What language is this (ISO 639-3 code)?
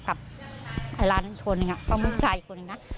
tha